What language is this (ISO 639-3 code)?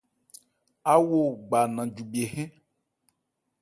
ebr